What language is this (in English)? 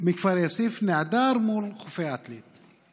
Hebrew